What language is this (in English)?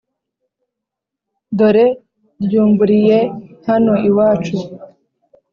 Kinyarwanda